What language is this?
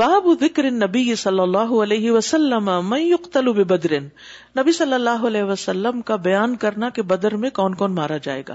Urdu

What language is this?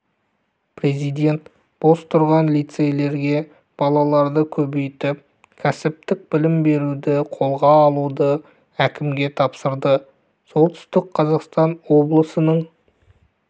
Kazakh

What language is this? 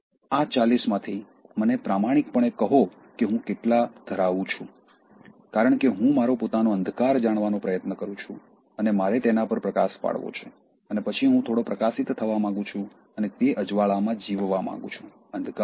Gujarati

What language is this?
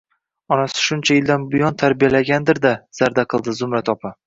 Uzbek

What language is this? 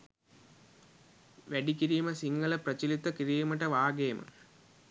Sinhala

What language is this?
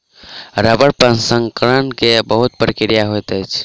Maithili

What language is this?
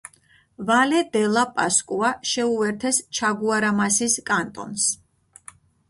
Georgian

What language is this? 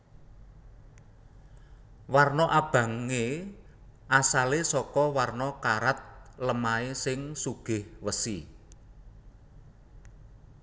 Javanese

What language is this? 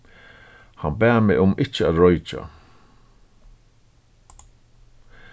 Faroese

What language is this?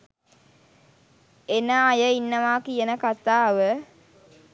Sinhala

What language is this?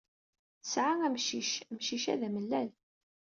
Kabyle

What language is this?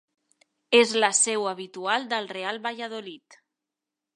Catalan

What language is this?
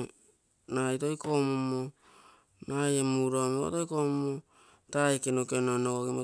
Bondei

